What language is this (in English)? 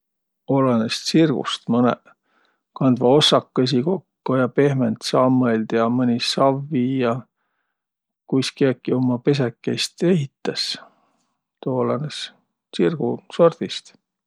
Võro